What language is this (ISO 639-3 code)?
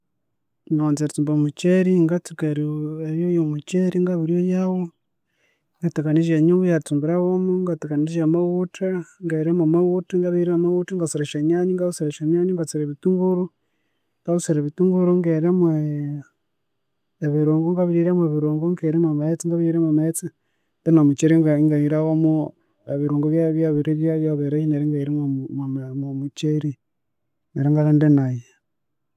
koo